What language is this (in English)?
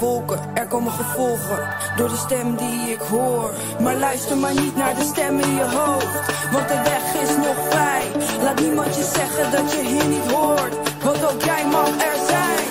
Dutch